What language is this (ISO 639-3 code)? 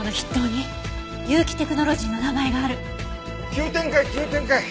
jpn